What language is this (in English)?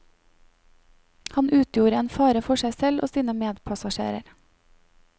Norwegian